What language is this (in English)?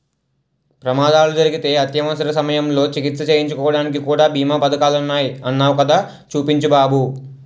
Telugu